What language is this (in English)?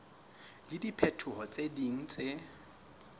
Southern Sotho